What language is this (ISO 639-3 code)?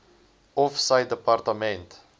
afr